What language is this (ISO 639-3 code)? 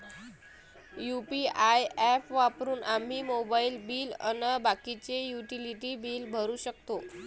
mar